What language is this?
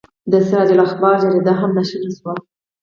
Pashto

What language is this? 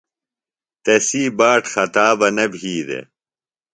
Phalura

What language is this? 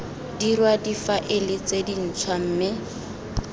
Tswana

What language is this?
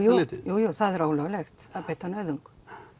Icelandic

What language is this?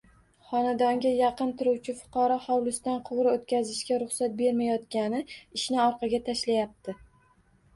Uzbek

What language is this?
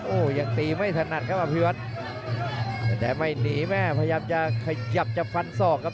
Thai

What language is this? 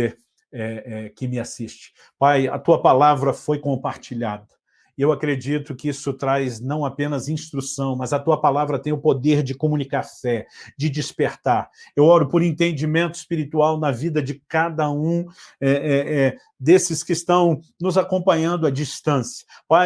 Portuguese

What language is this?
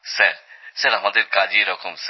Bangla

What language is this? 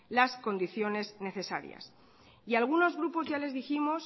Spanish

